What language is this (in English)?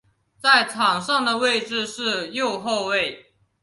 Chinese